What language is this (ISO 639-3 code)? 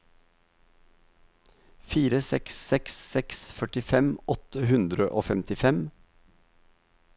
nor